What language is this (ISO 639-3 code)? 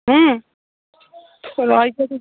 ori